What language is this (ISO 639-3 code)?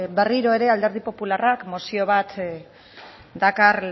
eus